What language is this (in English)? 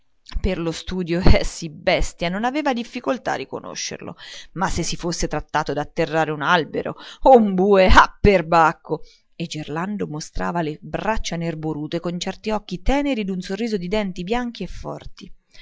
Italian